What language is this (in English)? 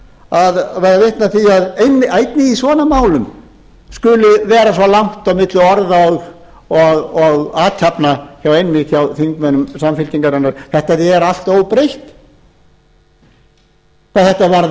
Icelandic